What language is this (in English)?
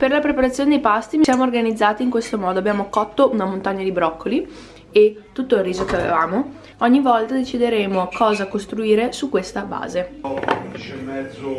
Italian